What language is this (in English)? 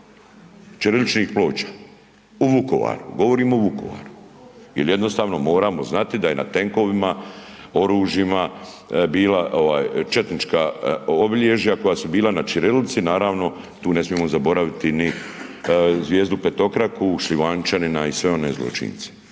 Croatian